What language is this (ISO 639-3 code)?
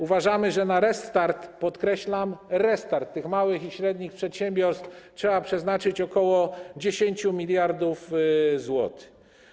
pol